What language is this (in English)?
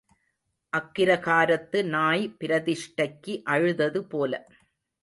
Tamil